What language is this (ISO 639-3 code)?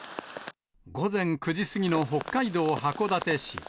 jpn